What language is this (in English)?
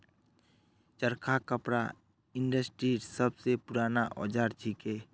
Magahi